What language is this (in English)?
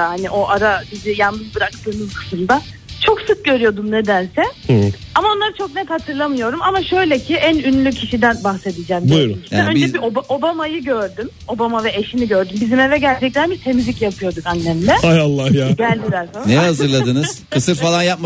Turkish